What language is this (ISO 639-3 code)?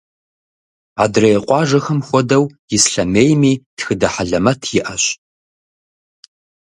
kbd